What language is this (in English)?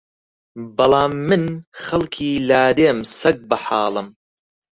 Central Kurdish